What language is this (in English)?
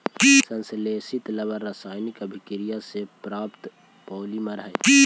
Magahi